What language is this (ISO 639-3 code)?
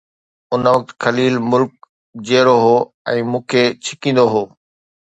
snd